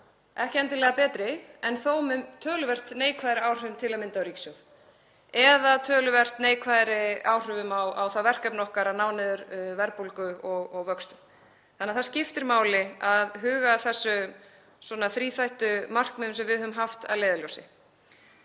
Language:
Icelandic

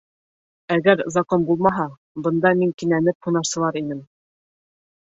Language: Bashkir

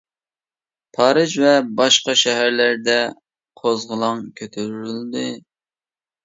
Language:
Uyghur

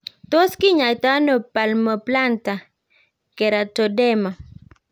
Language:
Kalenjin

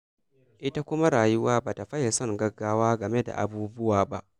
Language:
Hausa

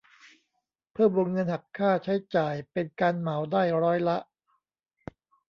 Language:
Thai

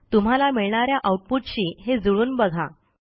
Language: Marathi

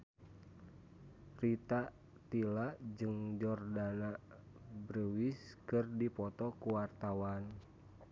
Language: Sundanese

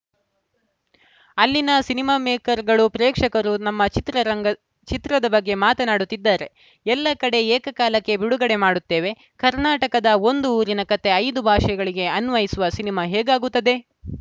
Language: Kannada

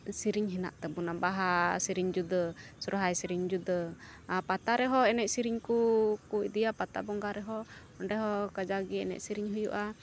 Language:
Santali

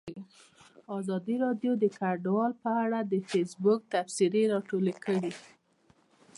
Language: Pashto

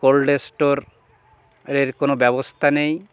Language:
Bangla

